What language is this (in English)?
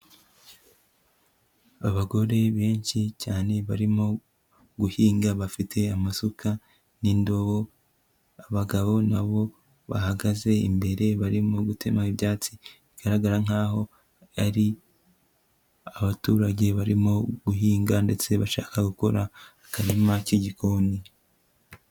Kinyarwanda